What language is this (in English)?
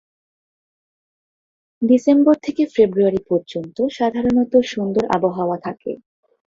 Bangla